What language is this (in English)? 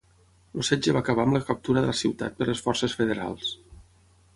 Catalan